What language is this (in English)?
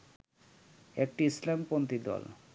Bangla